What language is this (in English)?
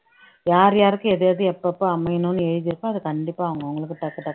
Tamil